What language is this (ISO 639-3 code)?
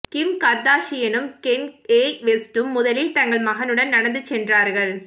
tam